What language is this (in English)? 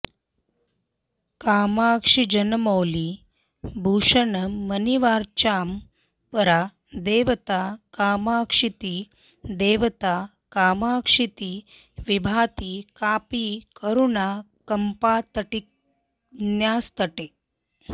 Sanskrit